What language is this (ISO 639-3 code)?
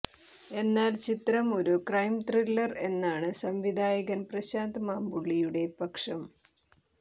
mal